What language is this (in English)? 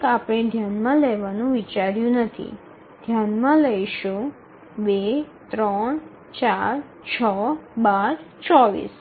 Gujarati